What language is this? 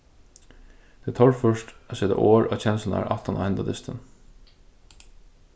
Faroese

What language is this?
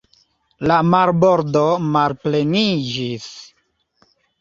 Esperanto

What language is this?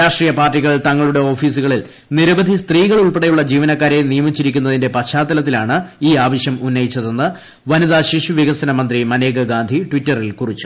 Malayalam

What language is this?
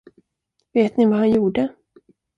Swedish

